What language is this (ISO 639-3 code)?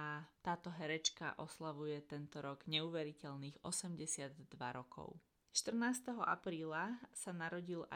slk